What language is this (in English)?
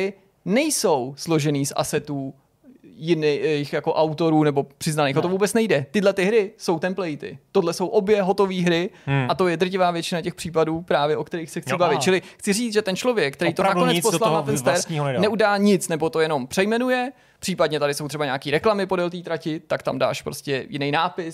Czech